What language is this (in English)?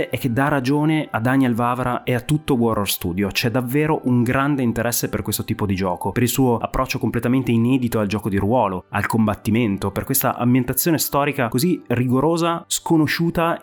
Italian